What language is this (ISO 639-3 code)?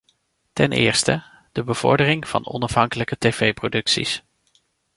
nld